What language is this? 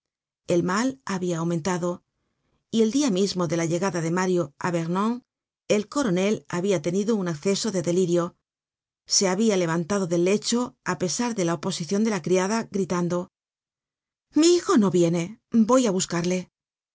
Spanish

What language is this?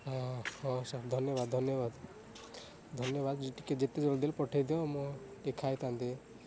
Odia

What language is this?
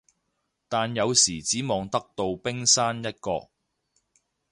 Cantonese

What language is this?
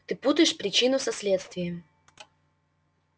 Russian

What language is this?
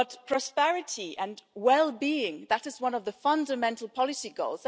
English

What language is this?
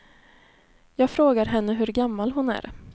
Swedish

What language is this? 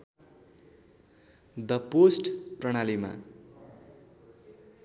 Nepali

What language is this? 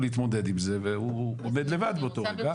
Hebrew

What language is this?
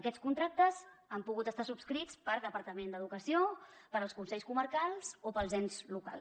Catalan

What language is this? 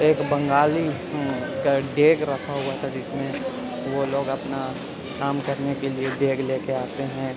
Urdu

